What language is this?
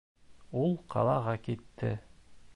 Bashkir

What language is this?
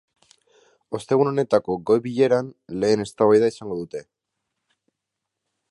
Basque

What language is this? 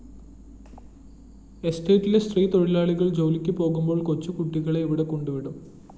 Malayalam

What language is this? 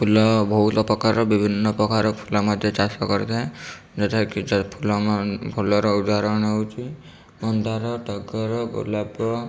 Odia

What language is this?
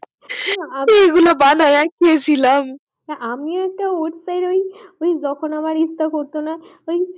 Bangla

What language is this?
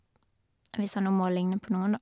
Norwegian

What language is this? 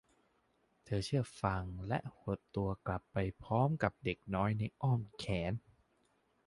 Thai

